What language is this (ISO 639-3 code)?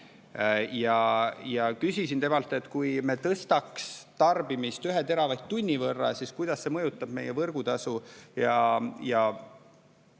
est